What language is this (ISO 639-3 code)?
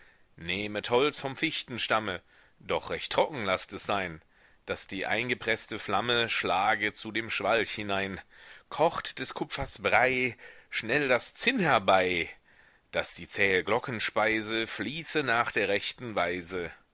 deu